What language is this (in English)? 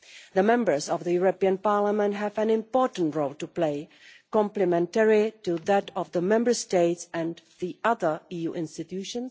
English